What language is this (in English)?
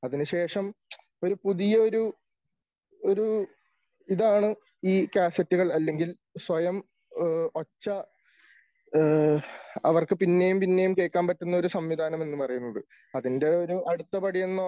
Malayalam